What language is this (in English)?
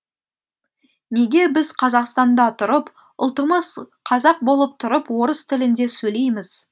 Kazakh